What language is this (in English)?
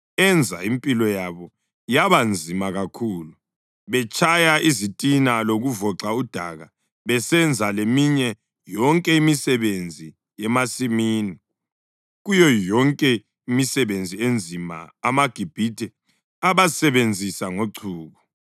North Ndebele